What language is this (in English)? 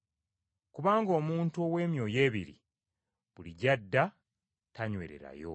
Ganda